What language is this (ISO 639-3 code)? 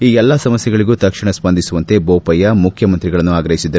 kan